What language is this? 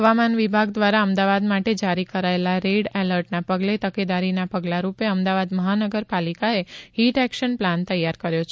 Gujarati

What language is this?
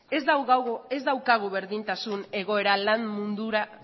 Basque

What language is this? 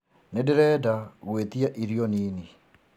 Kikuyu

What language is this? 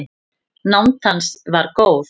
Icelandic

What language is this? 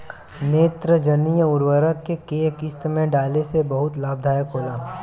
Bhojpuri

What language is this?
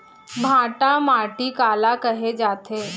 Chhattisgarhi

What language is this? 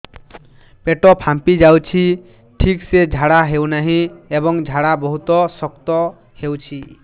Odia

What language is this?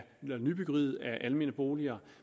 Danish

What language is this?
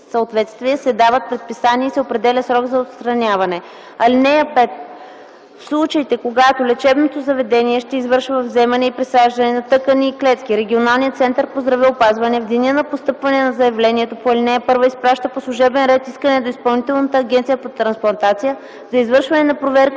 Bulgarian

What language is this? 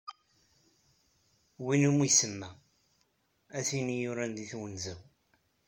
Kabyle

